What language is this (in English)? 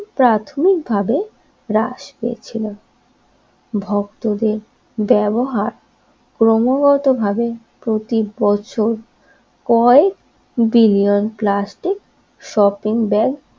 Bangla